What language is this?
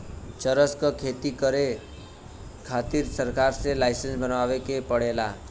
Bhojpuri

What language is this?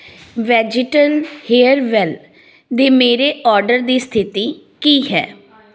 Punjabi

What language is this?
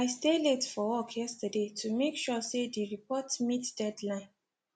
Nigerian Pidgin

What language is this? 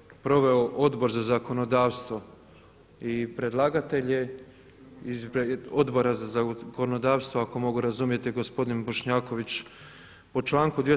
Croatian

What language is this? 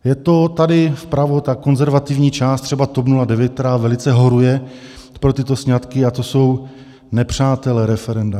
Czech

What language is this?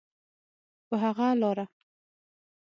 Pashto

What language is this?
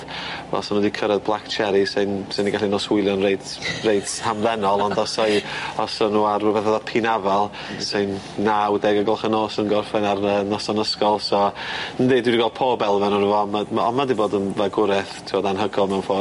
Welsh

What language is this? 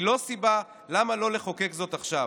Hebrew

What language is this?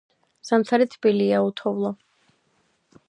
Georgian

